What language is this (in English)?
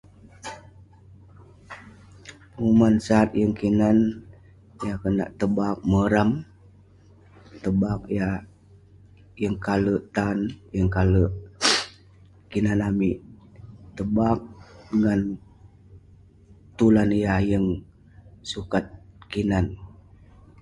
Western Penan